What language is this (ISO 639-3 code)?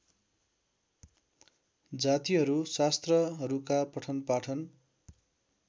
nep